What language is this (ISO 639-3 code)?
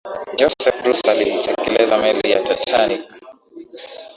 swa